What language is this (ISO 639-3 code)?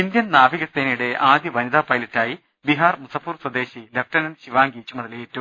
mal